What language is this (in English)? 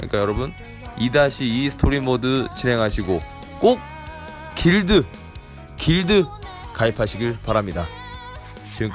Korean